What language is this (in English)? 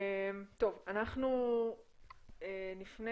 Hebrew